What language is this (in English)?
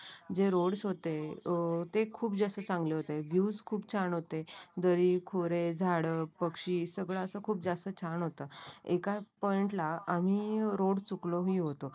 Marathi